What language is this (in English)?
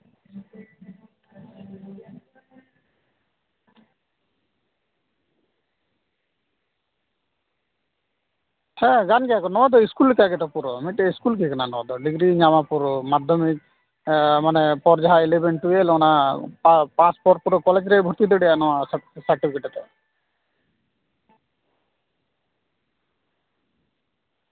Santali